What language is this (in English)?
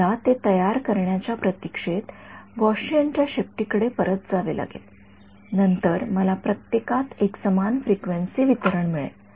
Marathi